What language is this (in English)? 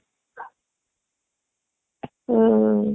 Odia